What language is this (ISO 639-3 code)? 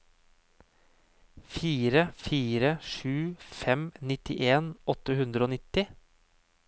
nor